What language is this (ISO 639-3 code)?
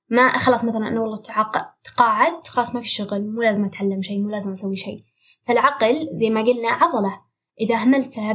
ara